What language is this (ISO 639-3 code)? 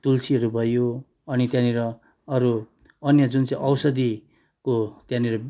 nep